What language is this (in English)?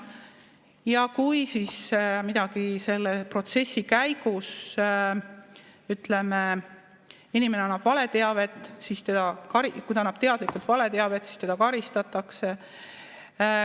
Estonian